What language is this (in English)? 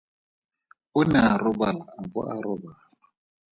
Tswana